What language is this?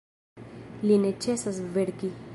Esperanto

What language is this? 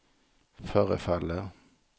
Swedish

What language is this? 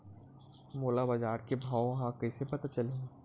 Chhattisgarhi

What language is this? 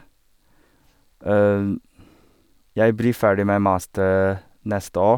Norwegian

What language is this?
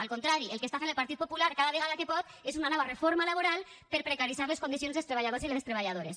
Catalan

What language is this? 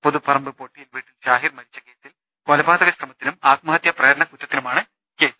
Malayalam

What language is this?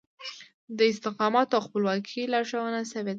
Pashto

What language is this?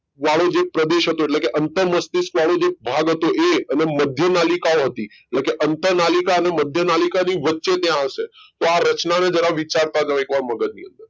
Gujarati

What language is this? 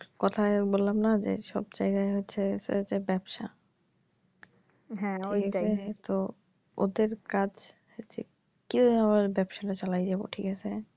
Bangla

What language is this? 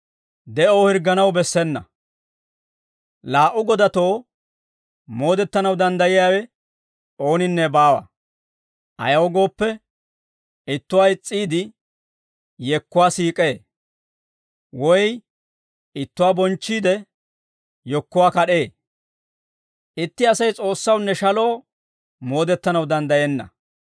Dawro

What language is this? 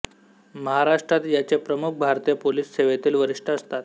Marathi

